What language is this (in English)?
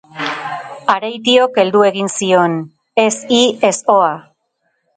Basque